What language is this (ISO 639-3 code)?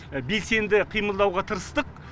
kaz